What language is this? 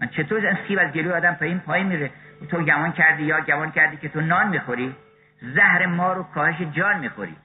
Persian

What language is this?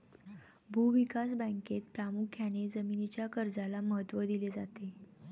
Marathi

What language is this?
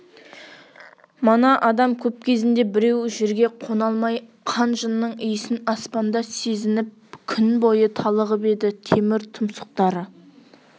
Kazakh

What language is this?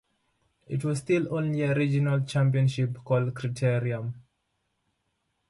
English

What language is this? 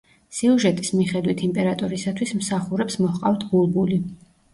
Georgian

